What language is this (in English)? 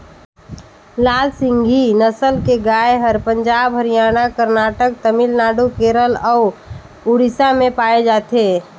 Chhattisgarhi